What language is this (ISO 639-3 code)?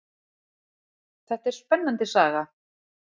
isl